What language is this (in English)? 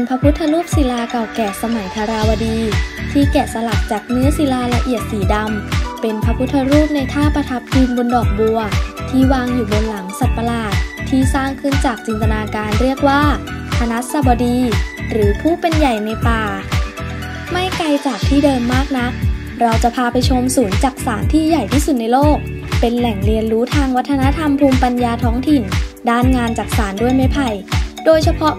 Thai